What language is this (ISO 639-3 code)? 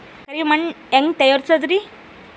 kan